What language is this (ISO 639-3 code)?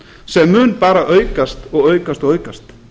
isl